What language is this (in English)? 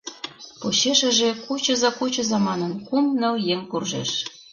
Mari